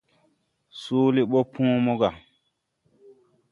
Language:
Tupuri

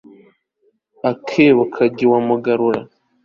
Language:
Kinyarwanda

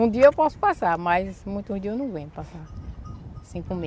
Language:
Portuguese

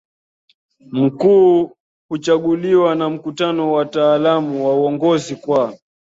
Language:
Swahili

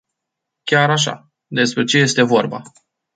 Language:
Romanian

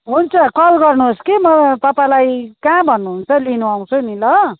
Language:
Nepali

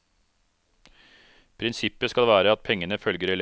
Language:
Norwegian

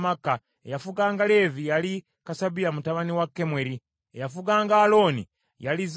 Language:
Ganda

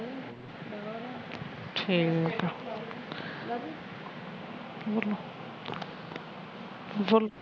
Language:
Punjabi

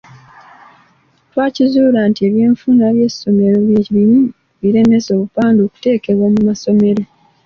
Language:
Ganda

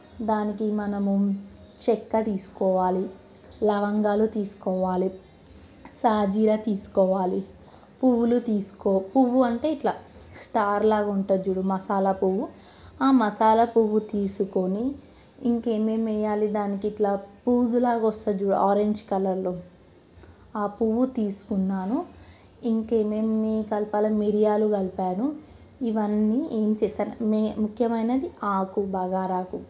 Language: Telugu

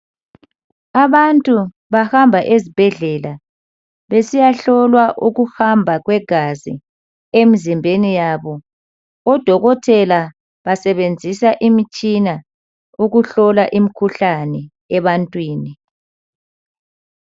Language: North Ndebele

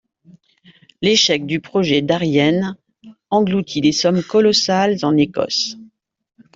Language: French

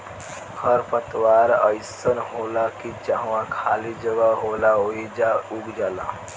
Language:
Bhojpuri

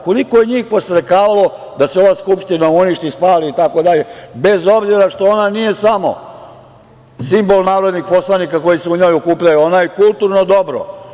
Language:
Serbian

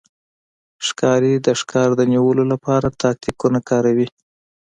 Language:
Pashto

